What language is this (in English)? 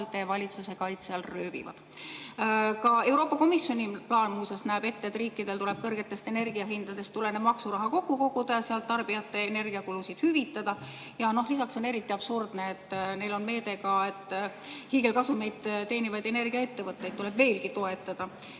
Estonian